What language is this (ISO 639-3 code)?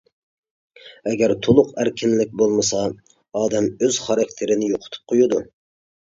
uig